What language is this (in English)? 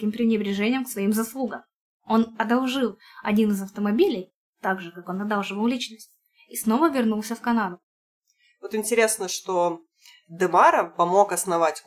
Russian